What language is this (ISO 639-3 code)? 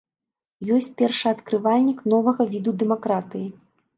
bel